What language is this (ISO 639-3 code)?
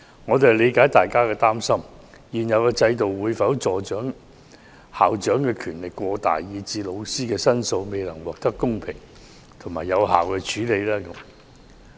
yue